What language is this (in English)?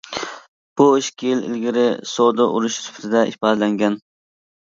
Uyghur